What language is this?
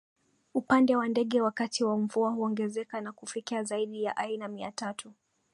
Swahili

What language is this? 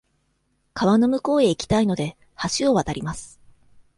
Japanese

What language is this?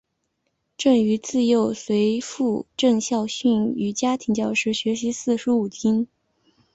Chinese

